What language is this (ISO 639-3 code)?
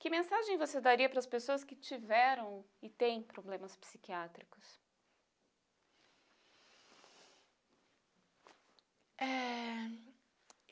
por